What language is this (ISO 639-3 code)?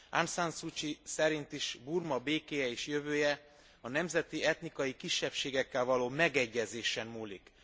hun